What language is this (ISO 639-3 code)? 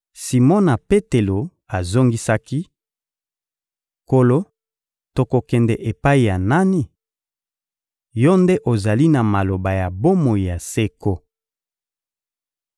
lin